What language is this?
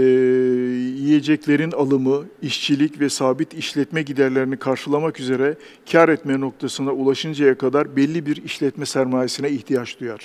Turkish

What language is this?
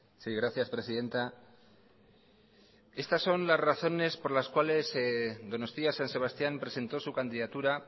Spanish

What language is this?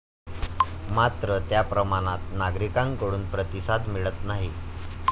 Marathi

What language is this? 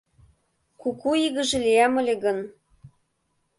Mari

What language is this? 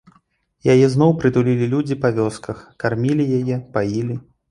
Belarusian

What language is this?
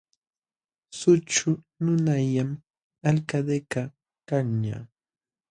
Jauja Wanca Quechua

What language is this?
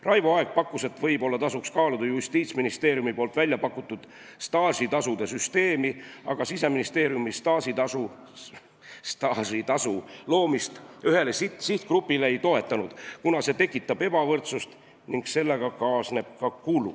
Estonian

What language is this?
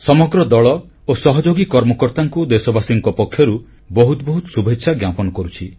Odia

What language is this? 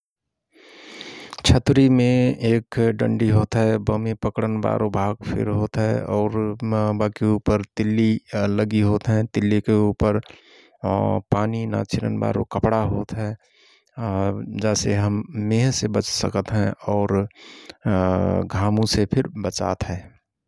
Rana Tharu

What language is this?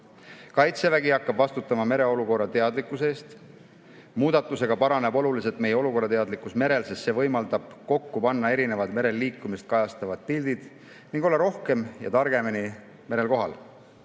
Estonian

